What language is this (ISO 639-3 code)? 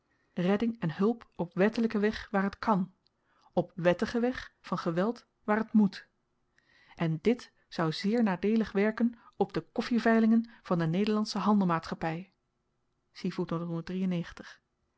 nld